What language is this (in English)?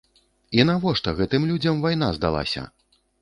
Belarusian